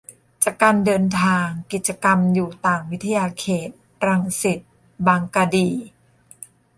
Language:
Thai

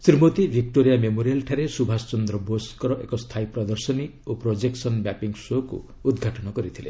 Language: Odia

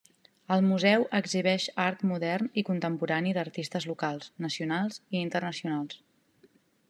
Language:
Catalan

